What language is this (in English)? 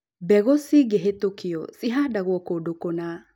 Kikuyu